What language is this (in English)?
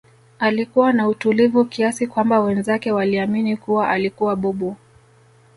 Swahili